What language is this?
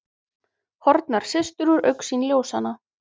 Icelandic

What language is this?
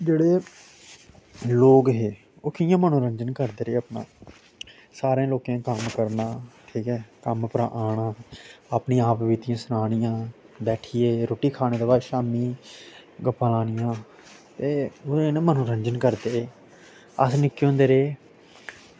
Dogri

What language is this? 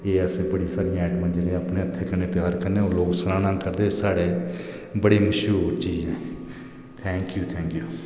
Dogri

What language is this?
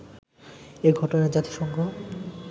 Bangla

